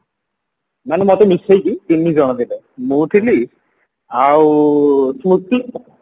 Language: Odia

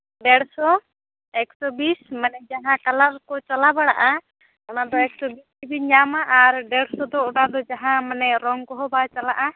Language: Santali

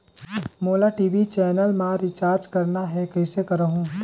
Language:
Chhattisgarhi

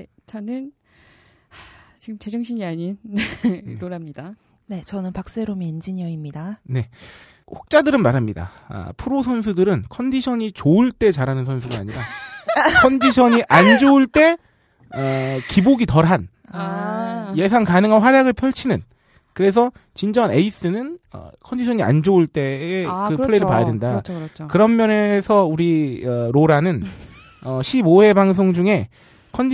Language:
Korean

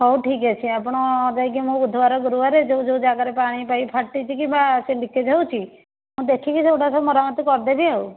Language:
Odia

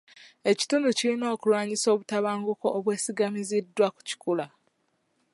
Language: Ganda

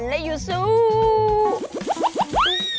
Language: Thai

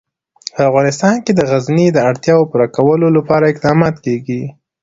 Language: Pashto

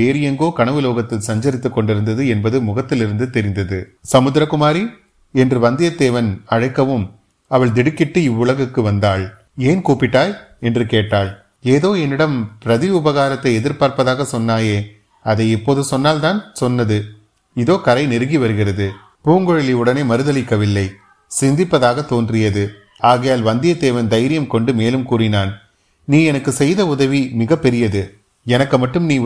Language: Tamil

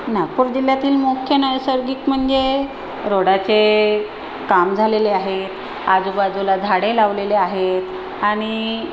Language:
Marathi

